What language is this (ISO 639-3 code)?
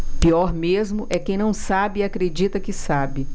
por